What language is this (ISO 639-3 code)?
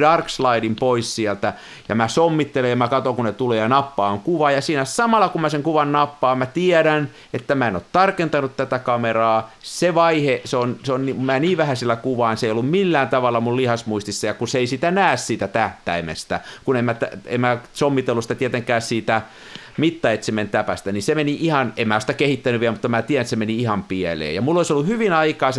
fin